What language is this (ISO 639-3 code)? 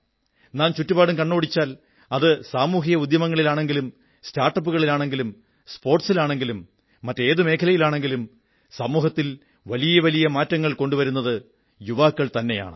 mal